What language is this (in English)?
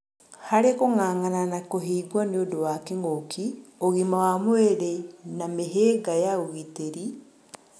Kikuyu